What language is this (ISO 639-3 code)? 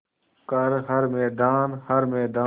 hin